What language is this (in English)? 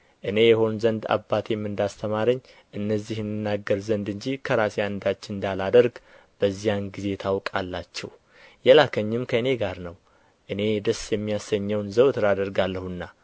Amharic